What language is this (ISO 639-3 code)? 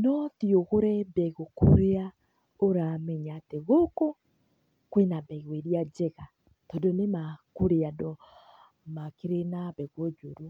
kik